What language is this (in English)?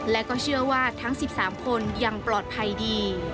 Thai